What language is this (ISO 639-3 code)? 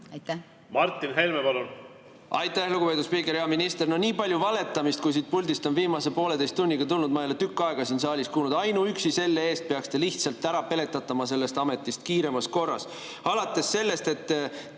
est